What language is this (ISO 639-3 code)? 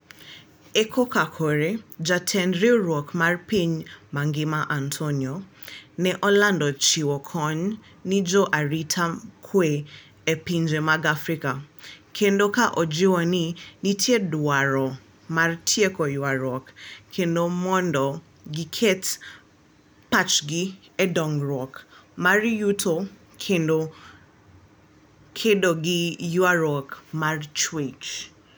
luo